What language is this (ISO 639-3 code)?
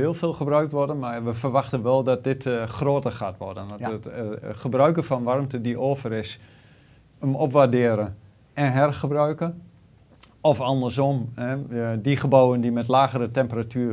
nld